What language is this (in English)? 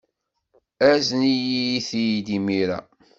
Kabyle